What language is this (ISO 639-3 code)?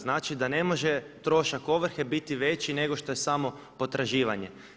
hrv